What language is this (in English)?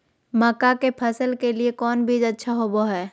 Magahi